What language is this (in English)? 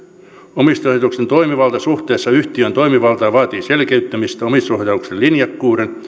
Finnish